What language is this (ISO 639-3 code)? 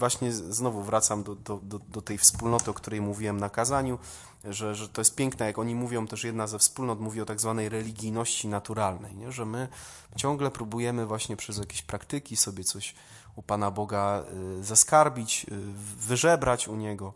pol